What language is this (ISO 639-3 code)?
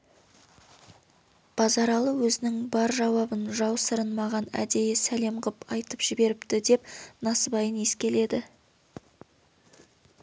kaz